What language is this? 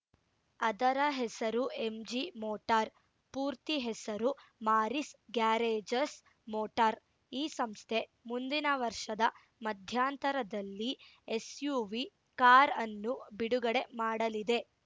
Kannada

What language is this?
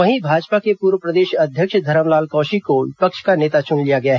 Hindi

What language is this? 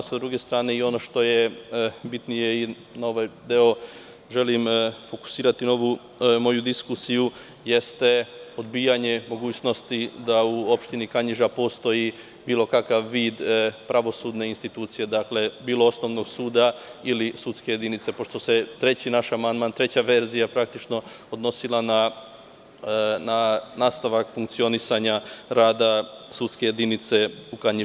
Serbian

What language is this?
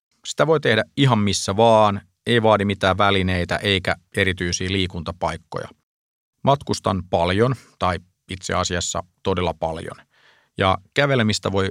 Finnish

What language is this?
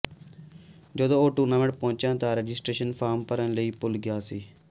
Punjabi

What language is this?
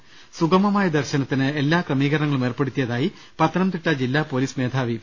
Malayalam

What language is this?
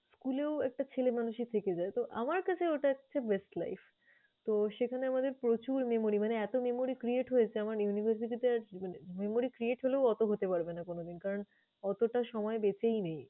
Bangla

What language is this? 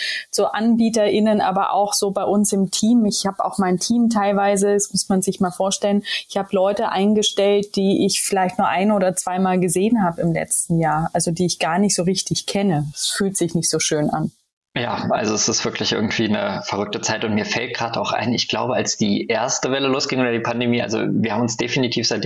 German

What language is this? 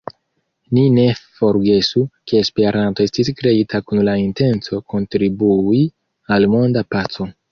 Esperanto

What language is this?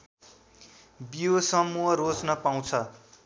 Nepali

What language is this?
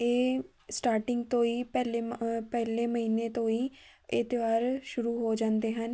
Punjabi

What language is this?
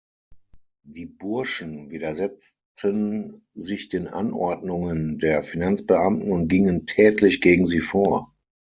German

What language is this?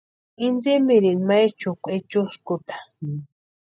Western Highland Purepecha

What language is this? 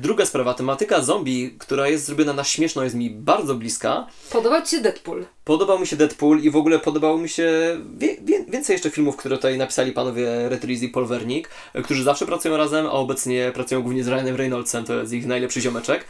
Polish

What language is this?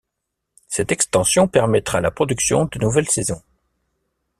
French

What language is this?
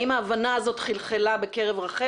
Hebrew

